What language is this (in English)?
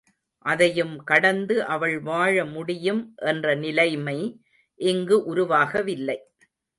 Tamil